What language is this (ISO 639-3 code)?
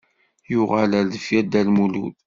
kab